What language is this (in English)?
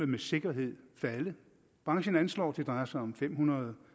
Danish